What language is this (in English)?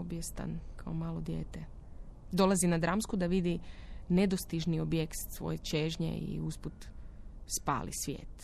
Croatian